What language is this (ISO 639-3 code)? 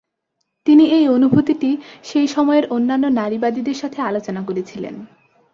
ben